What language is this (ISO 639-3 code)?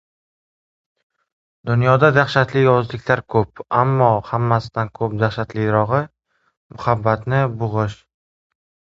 uzb